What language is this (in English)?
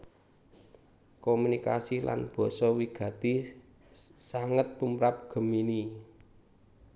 Javanese